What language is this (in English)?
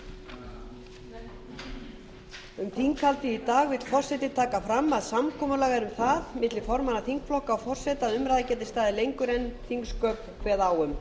Icelandic